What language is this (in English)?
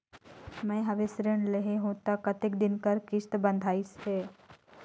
Chhattisgarhi